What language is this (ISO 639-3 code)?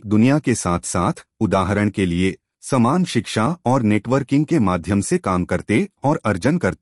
hin